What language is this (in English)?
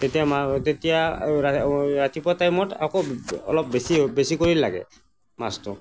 Assamese